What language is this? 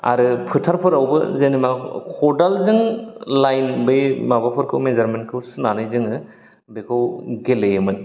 Bodo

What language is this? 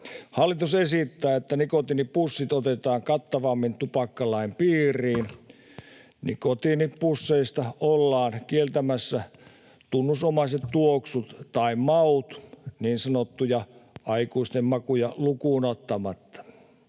Finnish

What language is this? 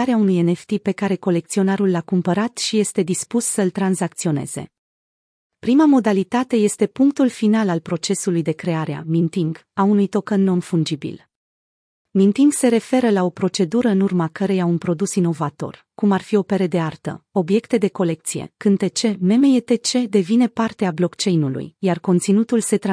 Romanian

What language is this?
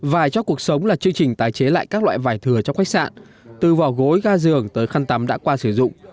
Vietnamese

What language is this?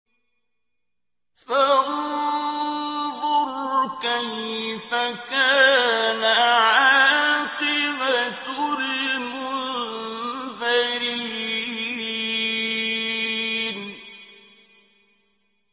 Arabic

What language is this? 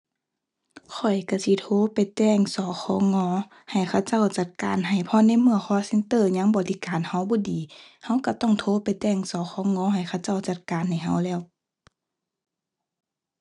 Thai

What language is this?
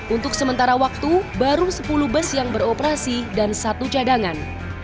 Indonesian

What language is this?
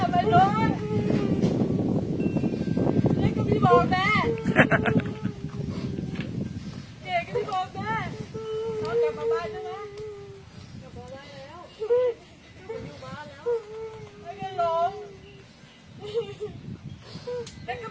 Thai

